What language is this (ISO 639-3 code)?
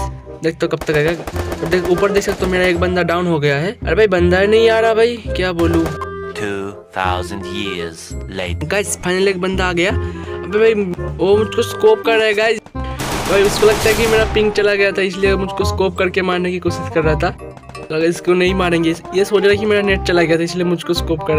hin